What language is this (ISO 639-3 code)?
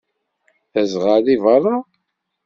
kab